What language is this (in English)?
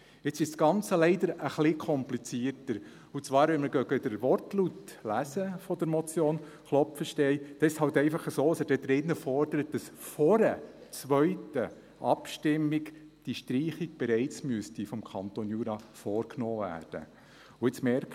Swiss German